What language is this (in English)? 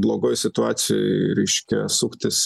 Lithuanian